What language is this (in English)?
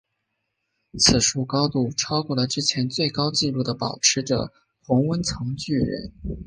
Chinese